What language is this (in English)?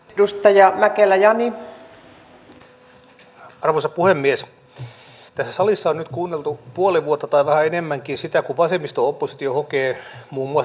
Finnish